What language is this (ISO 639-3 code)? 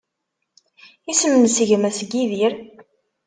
kab